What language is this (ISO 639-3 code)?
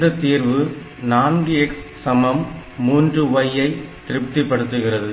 tam